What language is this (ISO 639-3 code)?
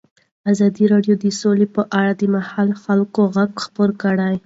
pus